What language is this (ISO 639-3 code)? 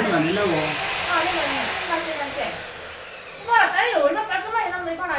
kor